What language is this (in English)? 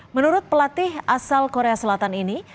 Indonesian